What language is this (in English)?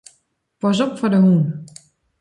Western Frisian